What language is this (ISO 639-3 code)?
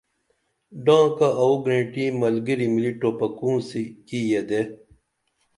dml